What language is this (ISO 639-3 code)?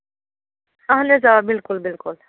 kas